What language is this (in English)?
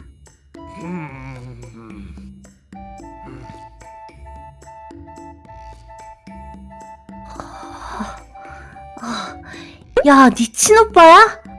Korean